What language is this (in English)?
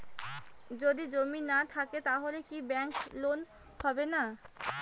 Bangla